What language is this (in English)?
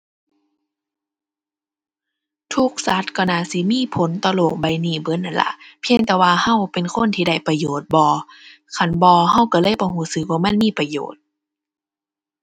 Thai